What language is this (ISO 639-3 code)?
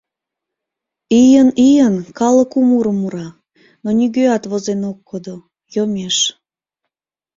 chm